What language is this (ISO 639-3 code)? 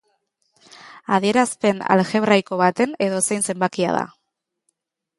eus